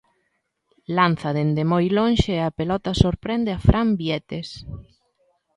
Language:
Galician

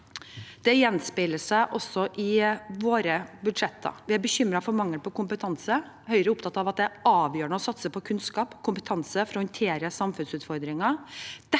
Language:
Norwegian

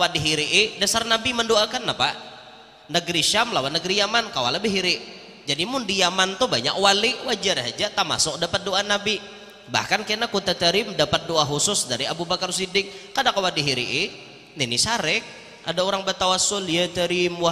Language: Indonesian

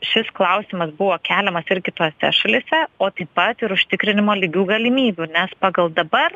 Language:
Lithuanian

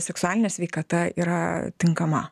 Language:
Lithuanian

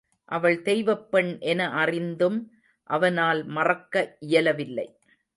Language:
Tamil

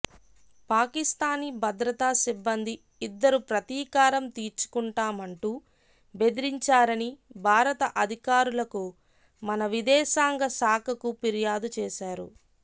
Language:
Telugu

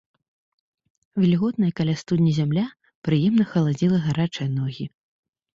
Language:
Belarusian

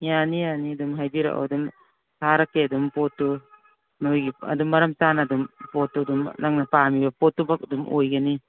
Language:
Manipuri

